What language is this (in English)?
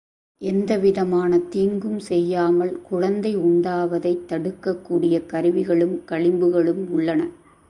Tamil